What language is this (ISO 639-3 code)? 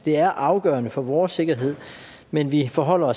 dan